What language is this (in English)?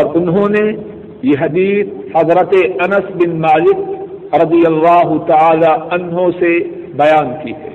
Urdu